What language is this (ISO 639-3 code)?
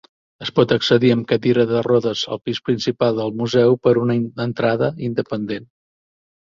cat